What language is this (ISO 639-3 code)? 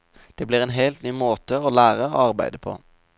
nor